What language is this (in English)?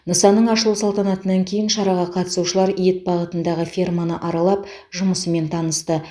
Kazakh